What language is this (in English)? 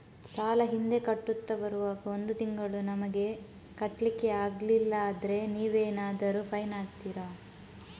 Kannada